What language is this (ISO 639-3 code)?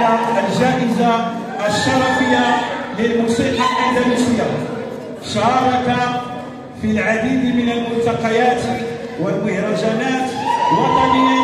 ara